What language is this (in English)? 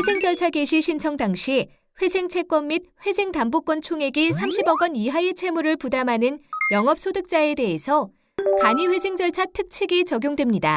Korean